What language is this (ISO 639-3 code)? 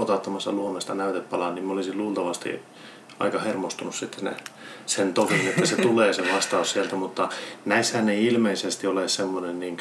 fin